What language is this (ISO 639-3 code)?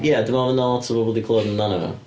cym